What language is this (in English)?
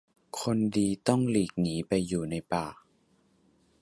Thai